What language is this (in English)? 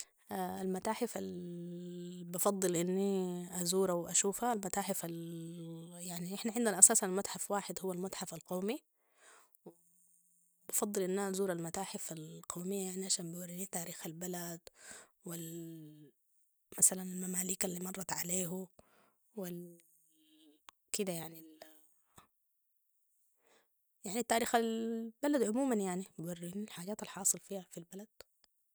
Sudanese Arabic